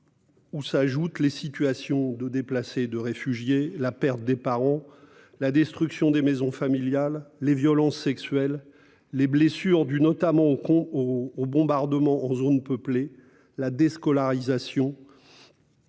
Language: French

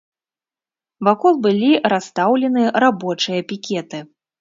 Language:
Belarusian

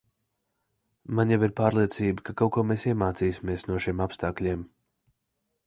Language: Latvian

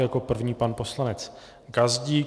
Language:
Czech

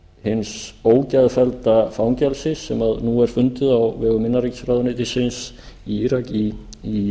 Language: Icelandic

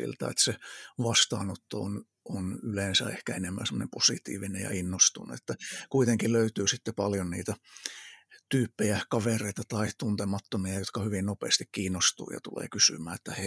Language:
Finnish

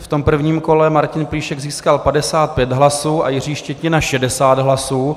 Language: Czech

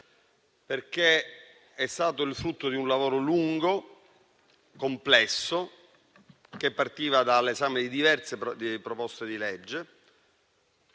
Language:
Italian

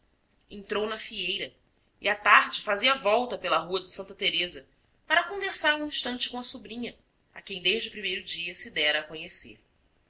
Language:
Portuguese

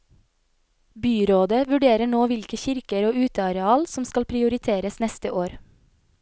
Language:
Norwegian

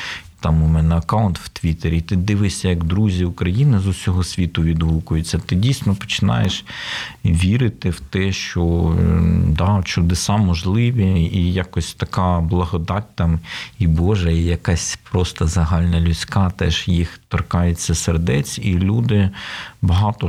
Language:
Ukrainian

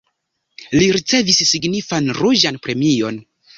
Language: Esperanto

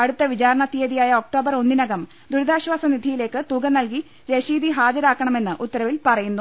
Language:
Malayalam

